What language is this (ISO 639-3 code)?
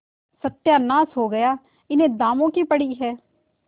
hin